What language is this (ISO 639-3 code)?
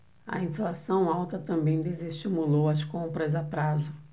por